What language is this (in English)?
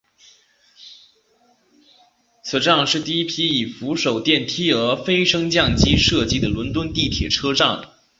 Chinese